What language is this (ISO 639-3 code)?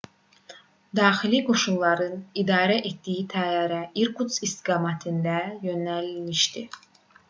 aze